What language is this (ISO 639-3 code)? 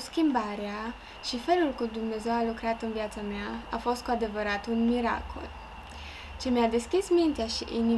ron